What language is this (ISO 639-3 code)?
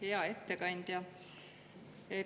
est